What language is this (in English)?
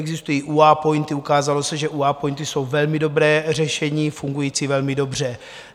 Czech